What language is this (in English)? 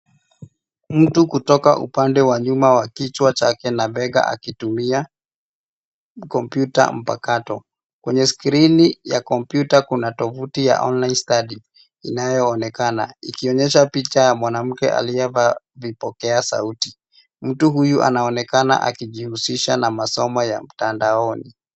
Swahili